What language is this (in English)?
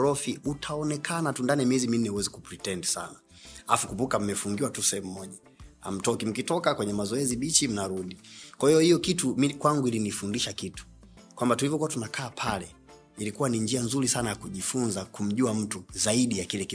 Swahili